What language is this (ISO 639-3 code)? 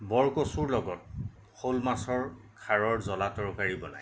asm